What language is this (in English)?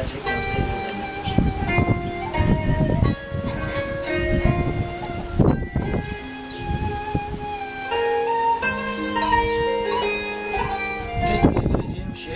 Turkish